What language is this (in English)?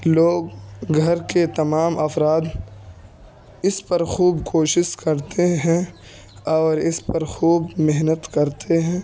Urdu